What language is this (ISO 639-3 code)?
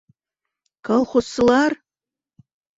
bak